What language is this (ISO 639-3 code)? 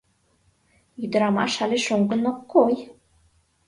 chm